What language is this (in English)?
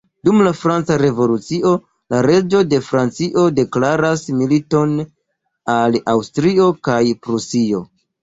Esperanto